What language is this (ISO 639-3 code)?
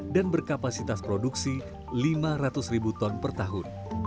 ind